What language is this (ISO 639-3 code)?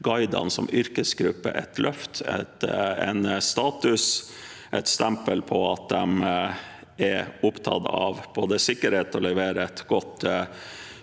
nor